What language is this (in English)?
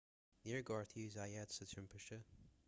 Irish